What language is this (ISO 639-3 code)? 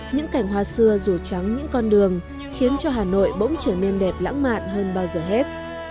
vie